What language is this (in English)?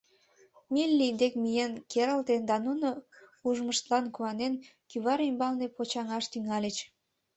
Mari